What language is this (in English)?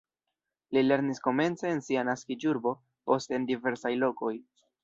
Esperanto